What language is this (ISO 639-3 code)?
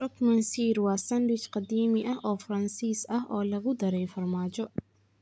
som